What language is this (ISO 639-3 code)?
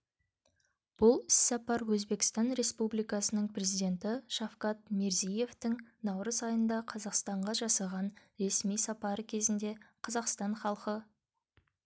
kaz